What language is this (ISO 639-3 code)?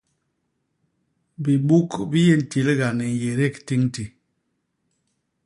bas